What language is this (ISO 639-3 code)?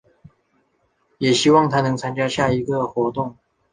zho